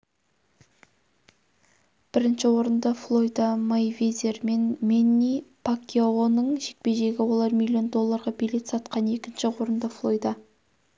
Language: Kazakh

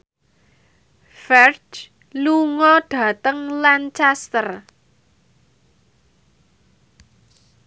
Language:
Javanese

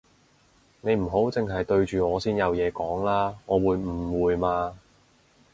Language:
Cantonese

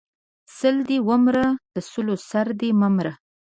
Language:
Pashto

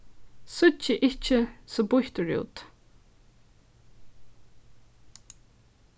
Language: Faroese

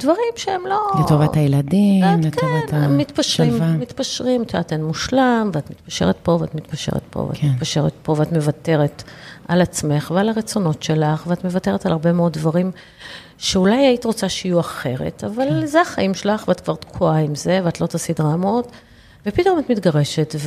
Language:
Hebrew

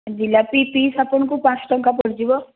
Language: Odia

